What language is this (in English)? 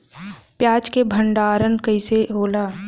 Bhojpuri